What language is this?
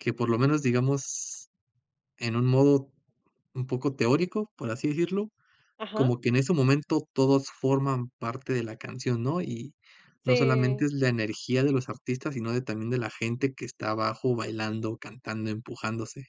Spanish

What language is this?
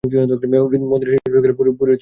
Bangla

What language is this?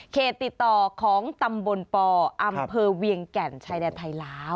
Thai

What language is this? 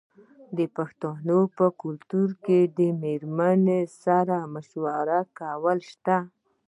Pashto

